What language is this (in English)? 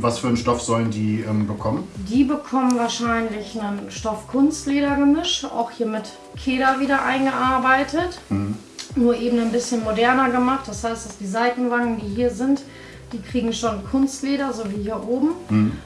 German